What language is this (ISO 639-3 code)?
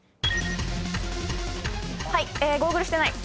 jpn